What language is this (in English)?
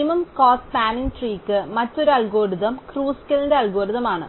Malayalam